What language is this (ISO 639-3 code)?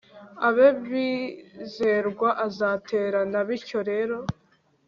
kin